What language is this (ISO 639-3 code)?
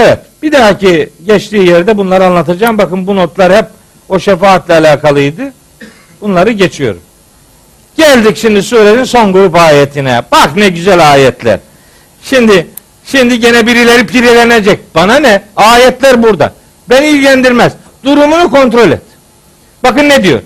tur